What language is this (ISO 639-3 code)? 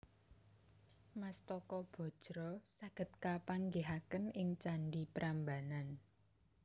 jav